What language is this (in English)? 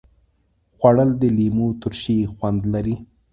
Pashto